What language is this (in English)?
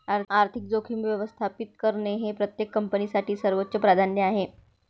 Marathi